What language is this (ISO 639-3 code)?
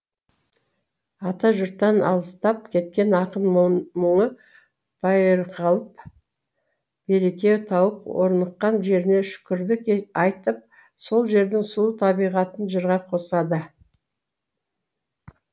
kaz